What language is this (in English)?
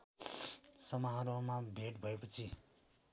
Nepali